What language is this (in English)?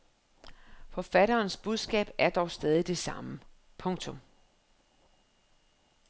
Danish